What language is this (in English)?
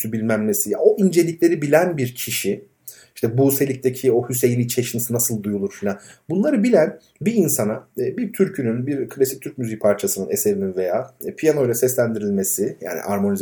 Turkish